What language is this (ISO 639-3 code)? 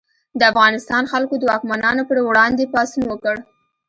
pus